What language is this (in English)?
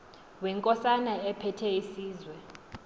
Xhosa